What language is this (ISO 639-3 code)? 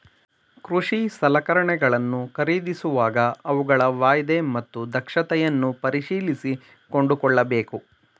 kan